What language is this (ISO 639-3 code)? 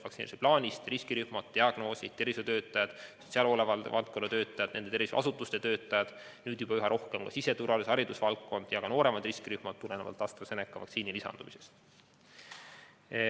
est